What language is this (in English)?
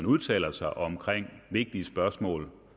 Danish